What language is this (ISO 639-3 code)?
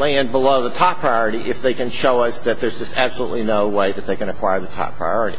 eng